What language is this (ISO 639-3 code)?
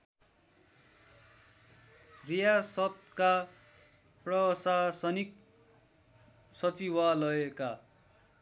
nep